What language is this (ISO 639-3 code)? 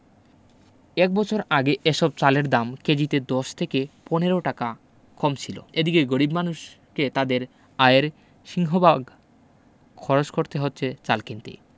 ben